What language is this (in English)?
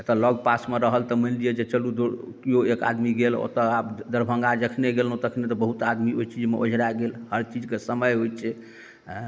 Maithili